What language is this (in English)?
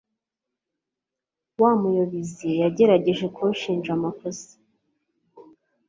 Kinyarwanda